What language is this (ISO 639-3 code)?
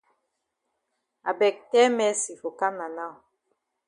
wes